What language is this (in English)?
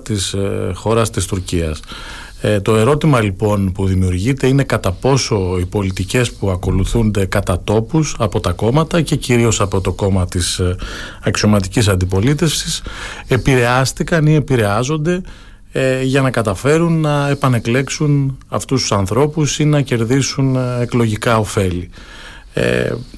Greek